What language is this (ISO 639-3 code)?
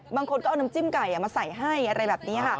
tha